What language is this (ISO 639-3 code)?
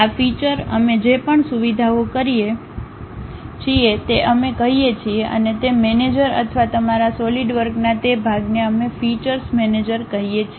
guj